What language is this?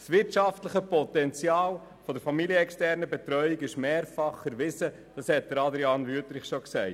Swiss German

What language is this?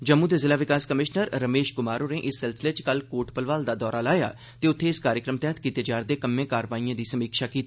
Dogri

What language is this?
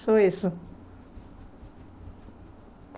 Portuguese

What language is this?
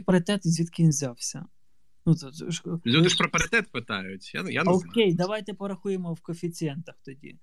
Ukrainian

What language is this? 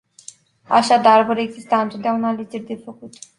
Romanian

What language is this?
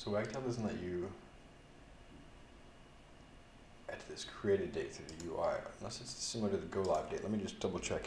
English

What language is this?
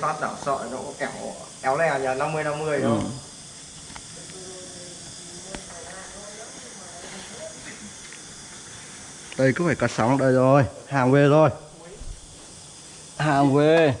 Vietnamese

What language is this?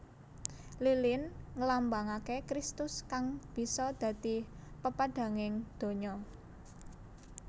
Javanese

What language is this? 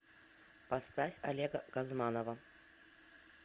Russian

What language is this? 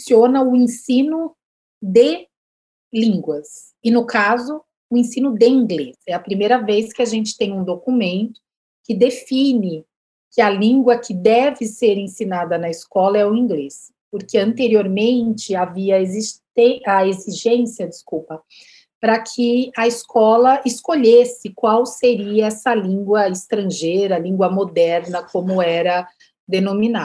Portuguese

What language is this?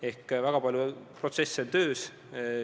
Estonian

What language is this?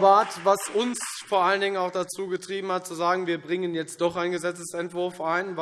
German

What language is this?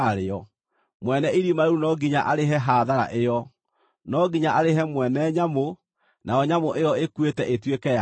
Kikuyu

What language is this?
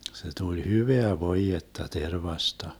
Finnish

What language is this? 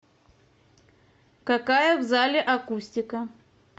Russian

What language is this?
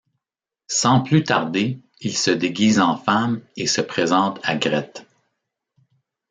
French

